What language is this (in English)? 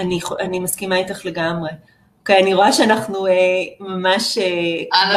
Hebrew